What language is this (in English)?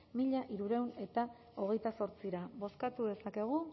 Basque